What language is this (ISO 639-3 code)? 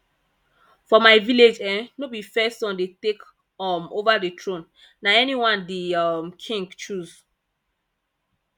pcm